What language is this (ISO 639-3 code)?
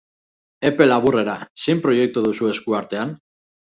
eus